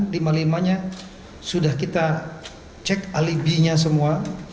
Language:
Indonesian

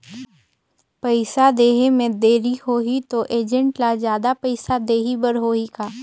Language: Chhattisgarhi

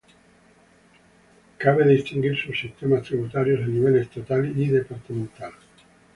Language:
Spanish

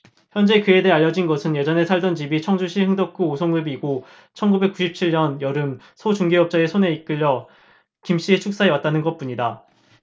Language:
Korean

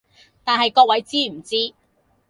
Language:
Cantonese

